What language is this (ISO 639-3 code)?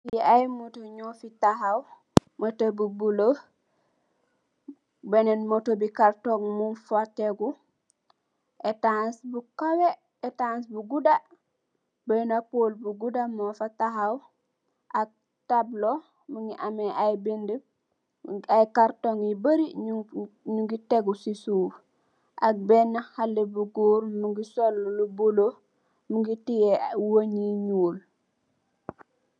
wol